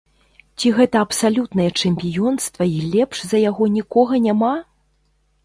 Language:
Belarusian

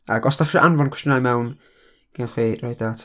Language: Welsh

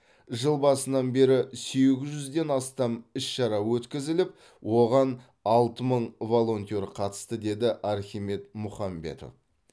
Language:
Kazakh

